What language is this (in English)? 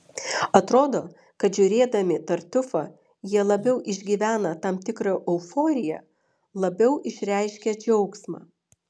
Lithuanian